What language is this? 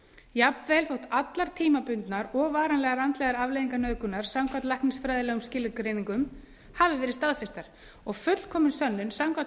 Icelandic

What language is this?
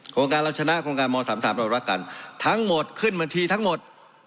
Thai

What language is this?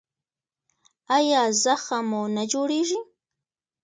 Pashto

